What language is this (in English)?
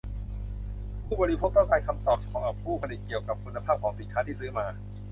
Thai